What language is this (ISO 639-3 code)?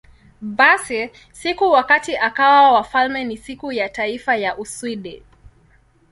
swa